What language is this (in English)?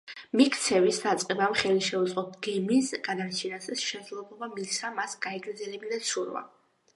Georgian